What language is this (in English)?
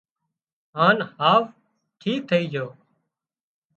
Wadiyara Koli